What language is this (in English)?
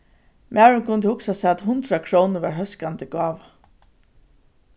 Faroese